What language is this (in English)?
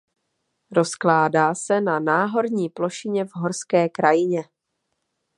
Czech